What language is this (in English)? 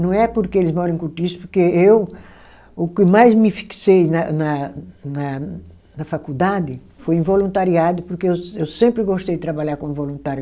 Portuguese